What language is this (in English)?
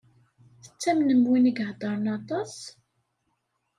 Kabyle